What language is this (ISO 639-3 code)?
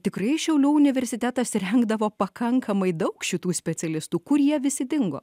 lit